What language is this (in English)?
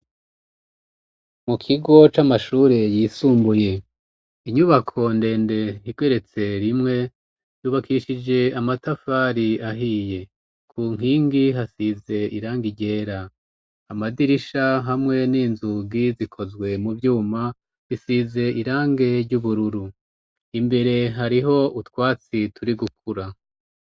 Rundi